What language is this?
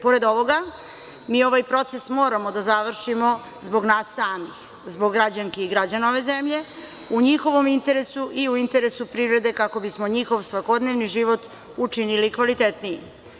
Serbian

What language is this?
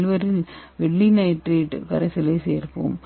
Tamil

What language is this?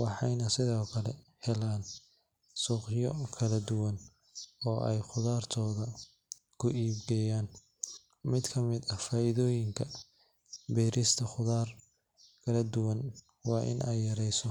Somali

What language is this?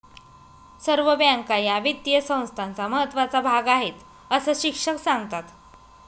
Marathi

